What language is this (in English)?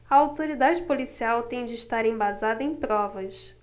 Portuguese